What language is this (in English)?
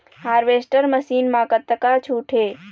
Chhattisgarhi